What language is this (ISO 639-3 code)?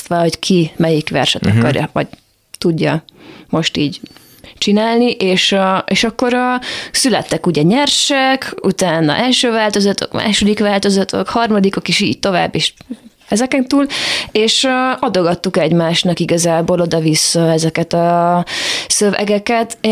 hun